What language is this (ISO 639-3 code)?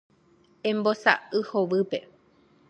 grn